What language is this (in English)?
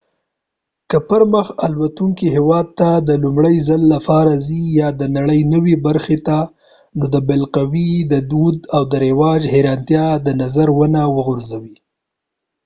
Pashto